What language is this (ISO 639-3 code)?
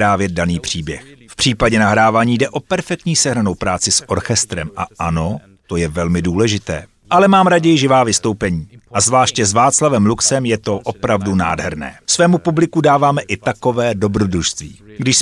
ces